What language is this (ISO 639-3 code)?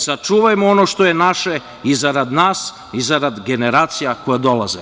srp